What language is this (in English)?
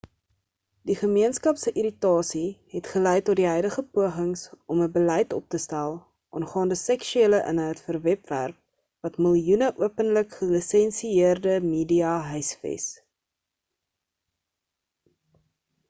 Afrikaans